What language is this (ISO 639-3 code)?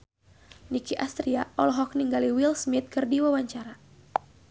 sun